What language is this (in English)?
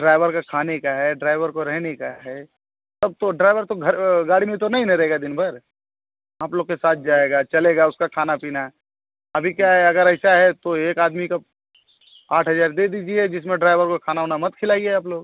Hindi